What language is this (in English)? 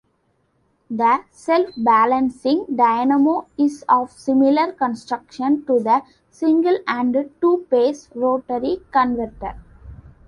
English